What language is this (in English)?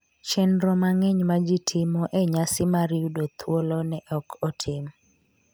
Luo (Kenya and Tanzania)